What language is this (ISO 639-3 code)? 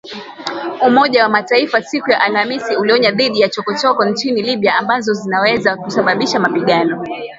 swa